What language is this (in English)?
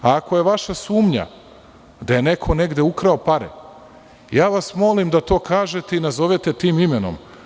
Serbian